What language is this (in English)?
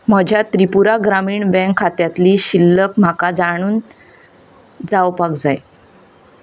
Konkani